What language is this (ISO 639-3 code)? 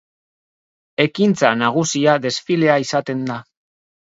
eus